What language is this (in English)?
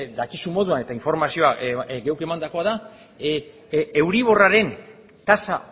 Basque